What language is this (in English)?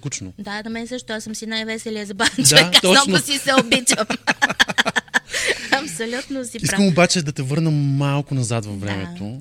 Bulgarian